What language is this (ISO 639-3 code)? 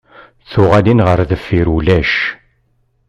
kab